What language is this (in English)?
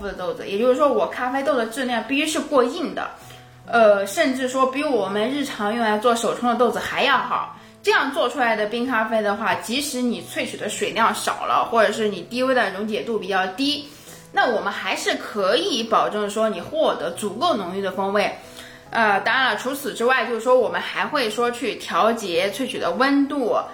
Chinese